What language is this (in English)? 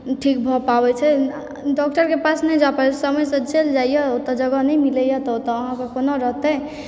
Maithili